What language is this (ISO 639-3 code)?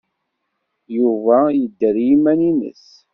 kab